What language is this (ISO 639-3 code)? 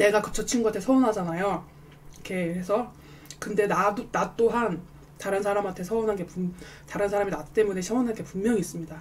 kor